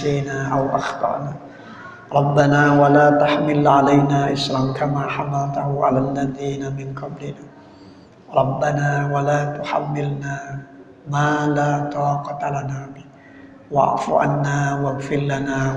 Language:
Indonesian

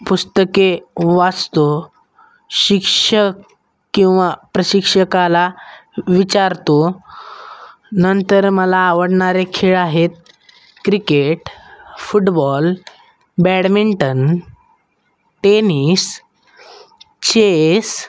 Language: Marathi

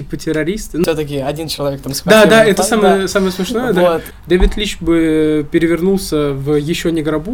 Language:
Russian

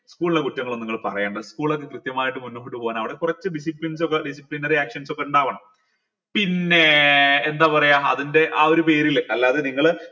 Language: Malayalam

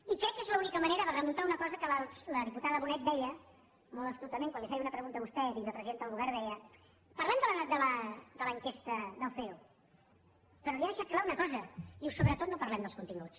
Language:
Catalan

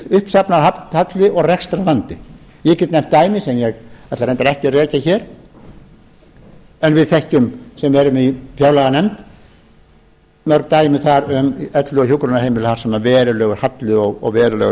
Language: Icelandic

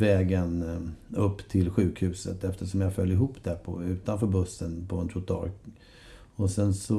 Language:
Swedish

